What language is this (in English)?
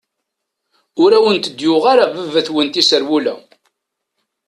Kabyle